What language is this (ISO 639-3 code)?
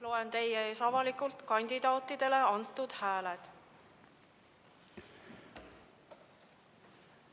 est